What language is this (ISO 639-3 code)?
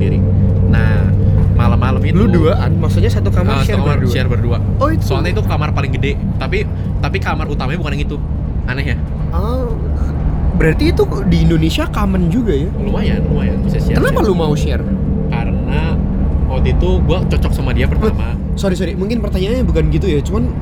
ind